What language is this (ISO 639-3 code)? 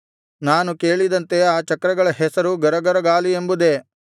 kan